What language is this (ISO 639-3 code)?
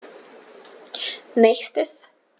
deu